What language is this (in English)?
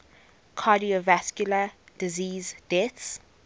English